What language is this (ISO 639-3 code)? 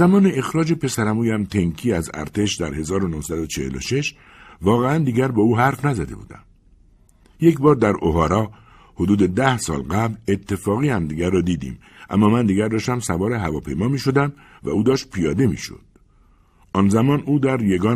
fas